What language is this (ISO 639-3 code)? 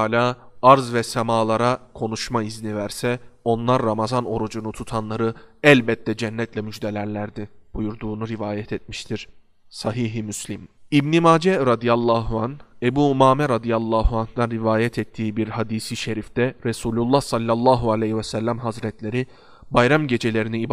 tur